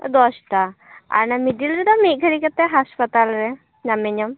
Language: Santali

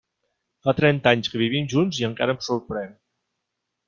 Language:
Catalan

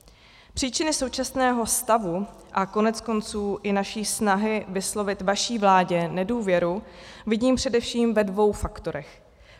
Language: Czech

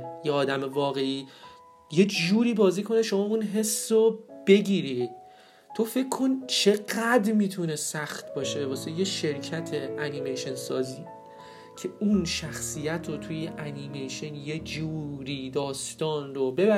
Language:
Persian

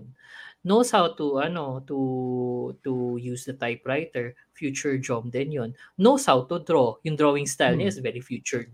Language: Filipino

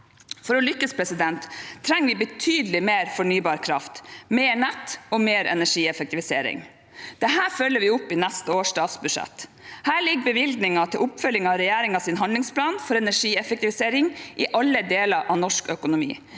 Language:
Norwegian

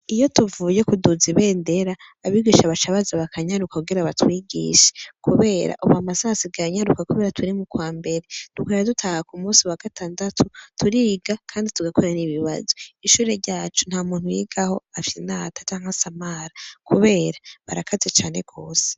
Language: Rundi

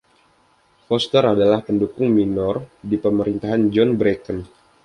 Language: Indonesian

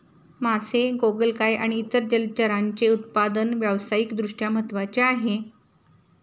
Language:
Marathi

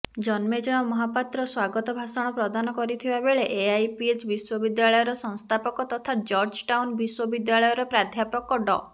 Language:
Odia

